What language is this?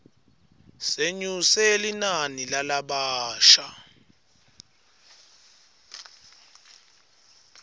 Swati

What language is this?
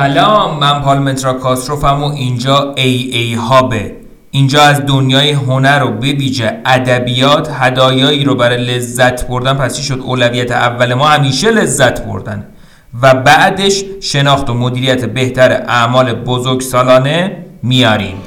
Persian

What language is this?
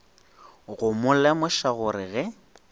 Northern Sotho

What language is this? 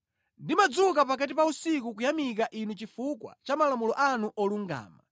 Nyanja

